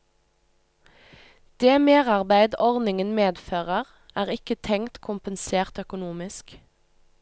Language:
Norwegian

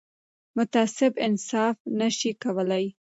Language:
Pashto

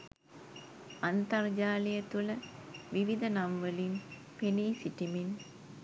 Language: Sinhala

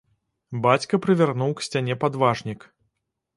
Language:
Belarusian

